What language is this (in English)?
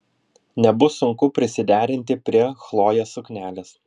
Lithuanian